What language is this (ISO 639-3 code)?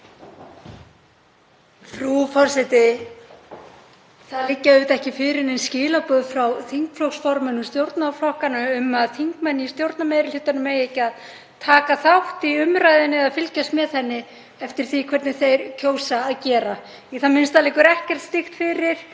isl